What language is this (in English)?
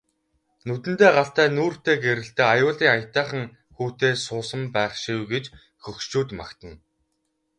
Mongolian